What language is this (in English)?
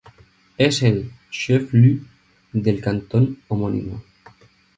Spanish